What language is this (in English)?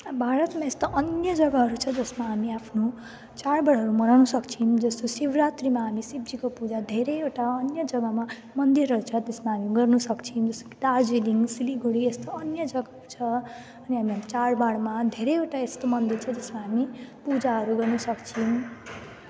Nepali